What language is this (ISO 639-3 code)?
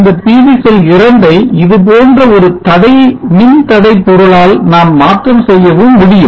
tam